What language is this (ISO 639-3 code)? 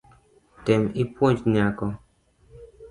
luo